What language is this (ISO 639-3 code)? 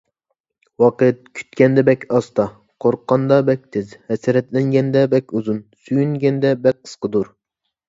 uig